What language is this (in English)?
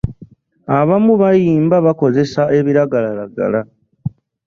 Ganda